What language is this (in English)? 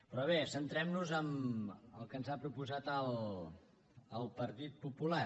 Catalan